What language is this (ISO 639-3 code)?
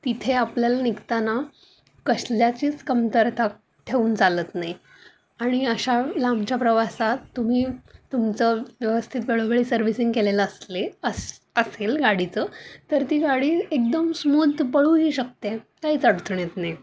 mar